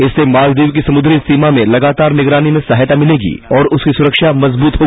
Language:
Hindi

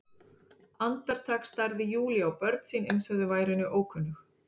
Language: Icelandic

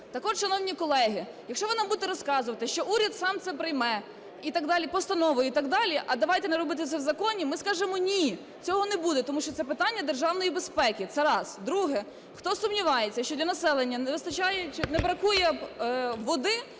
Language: Ukrainian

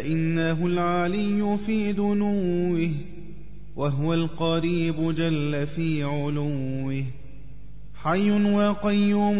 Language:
Arabic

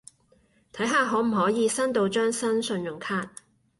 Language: Cantonese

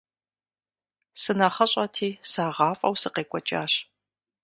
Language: Kabardian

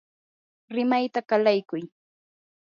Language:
Yanahuanca Pasco Quechua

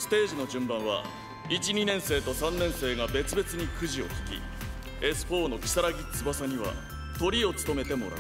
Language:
Japanese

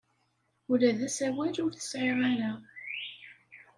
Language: Kabyle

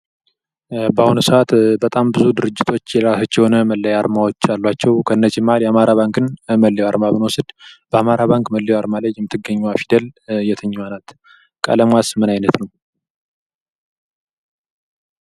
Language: Amharic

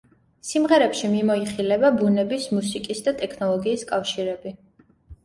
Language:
Georgian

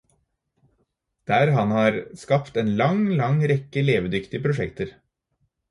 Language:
Norwegian Bokmål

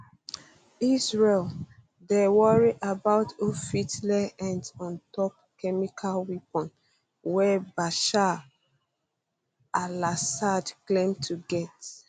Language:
Nigerian Pidgin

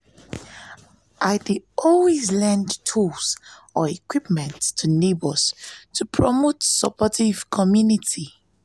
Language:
Nigerian Pidgin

